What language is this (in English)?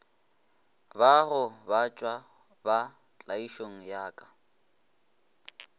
Northern Sotho